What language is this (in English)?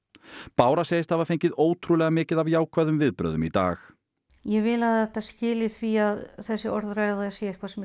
Icelandic